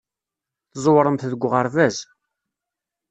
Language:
Kabyle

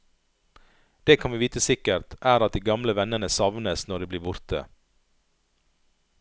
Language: Norwegian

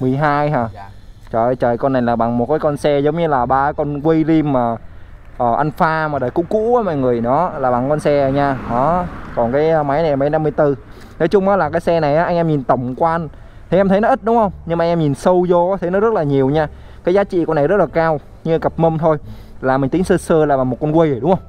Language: Vietnamese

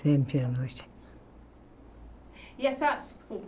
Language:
Portuguese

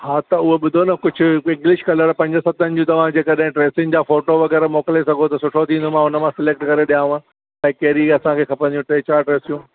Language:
Sindhi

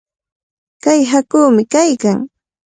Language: Cajatambo North Lima Quechua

